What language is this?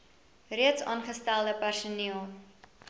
Afrikaans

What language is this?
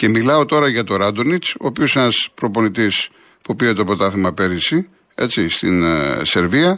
Greek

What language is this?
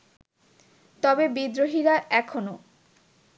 Bangla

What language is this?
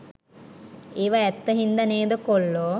Sinhala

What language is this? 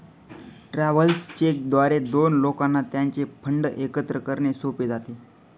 Marathi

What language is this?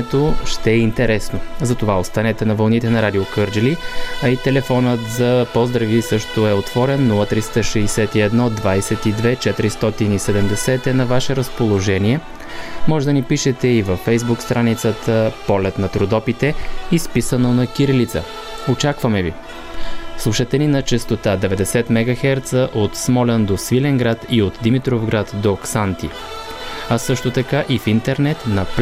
Bulgarian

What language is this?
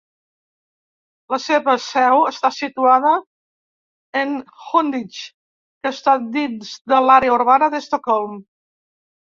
Catalan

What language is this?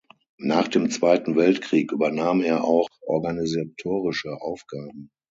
German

